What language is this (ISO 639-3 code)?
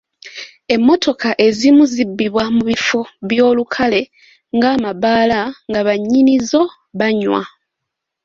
lug